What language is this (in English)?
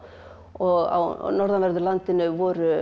Icelandic